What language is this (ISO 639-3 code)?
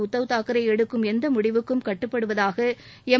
tam